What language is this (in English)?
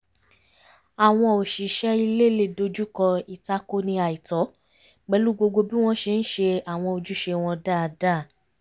Yoruba